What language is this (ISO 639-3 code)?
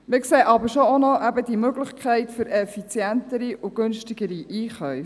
gsw